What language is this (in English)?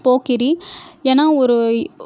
Tamil